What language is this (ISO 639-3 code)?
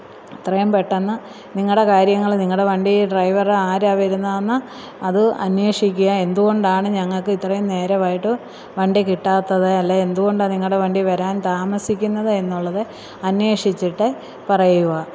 mal